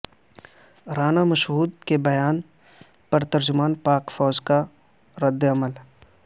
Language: Urdu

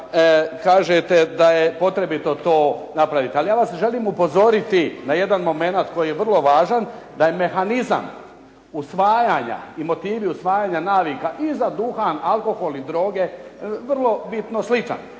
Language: Croatian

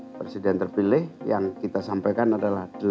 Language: Indonesian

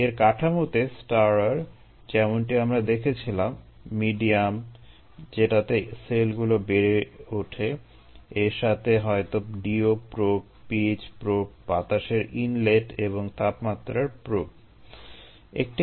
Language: Bangla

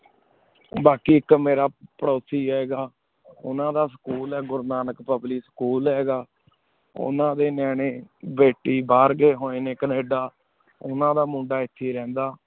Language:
Punjabi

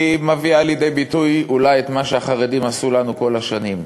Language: Hebrew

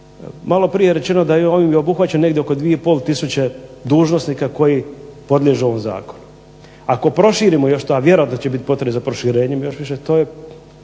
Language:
Croatian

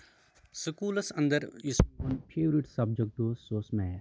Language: Kashmiri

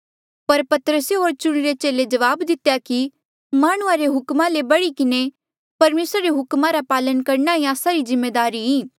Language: Mandeali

